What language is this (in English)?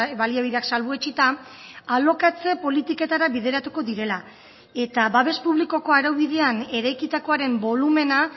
Basque